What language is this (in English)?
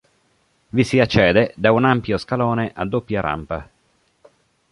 Italian